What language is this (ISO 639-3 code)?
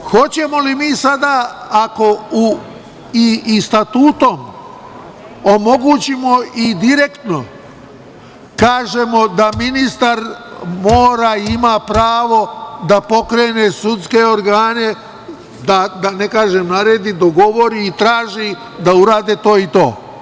srp